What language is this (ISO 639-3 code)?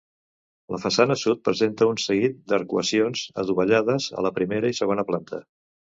cat